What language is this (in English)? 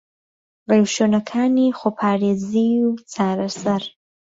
Central Kurdish